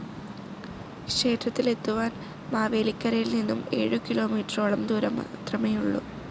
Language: Malayalam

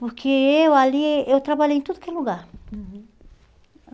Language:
Portuguese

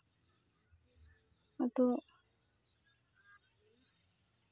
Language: Santali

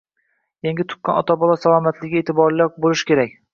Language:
Uzbek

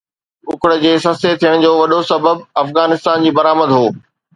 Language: Sindhi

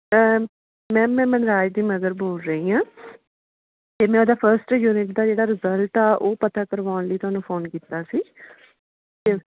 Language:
Punjabi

